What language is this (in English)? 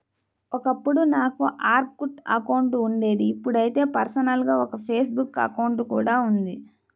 Telugu